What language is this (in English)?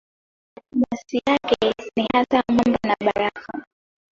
Swahili